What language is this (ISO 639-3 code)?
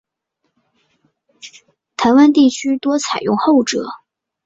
zho